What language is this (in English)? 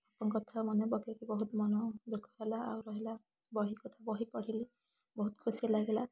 Odia